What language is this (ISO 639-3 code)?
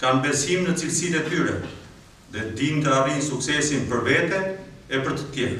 ron